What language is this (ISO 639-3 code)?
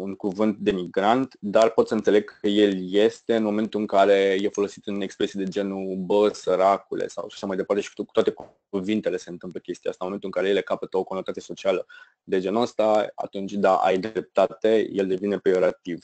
ron